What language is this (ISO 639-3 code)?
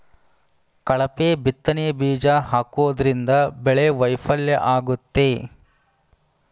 kan